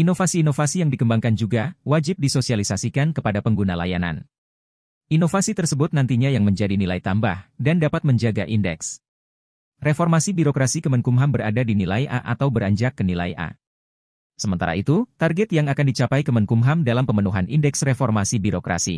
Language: Indonesian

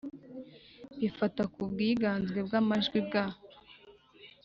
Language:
Kinyarwanda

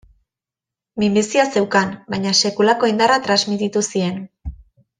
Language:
Basque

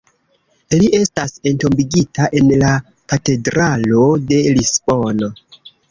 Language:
Esperanto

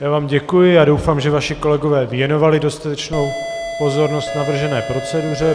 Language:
Czech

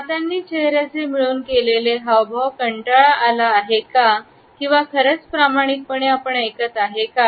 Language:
Marathi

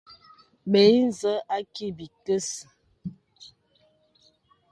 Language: Bebele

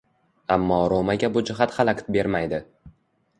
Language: Uzbek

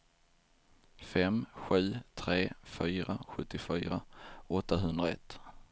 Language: Swedish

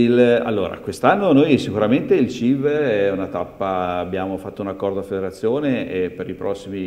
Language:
Italian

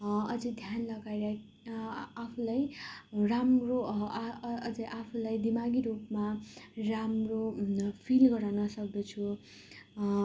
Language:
Nepali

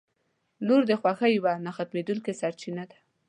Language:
Pashto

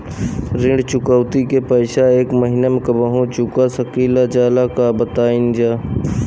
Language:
Bhojpuri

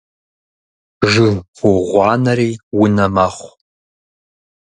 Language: Kabardian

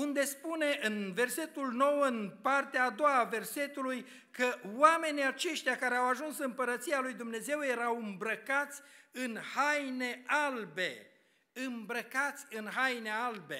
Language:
Romanian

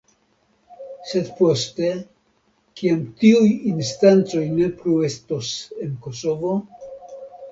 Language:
Esperanto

